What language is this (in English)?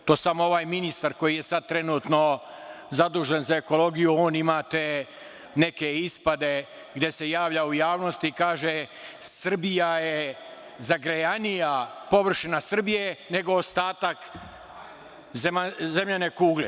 Serbian